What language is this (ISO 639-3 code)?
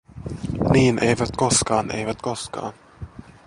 fin